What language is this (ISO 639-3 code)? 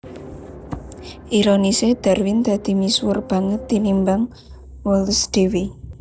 jav